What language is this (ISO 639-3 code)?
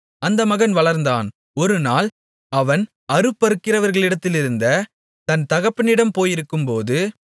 tam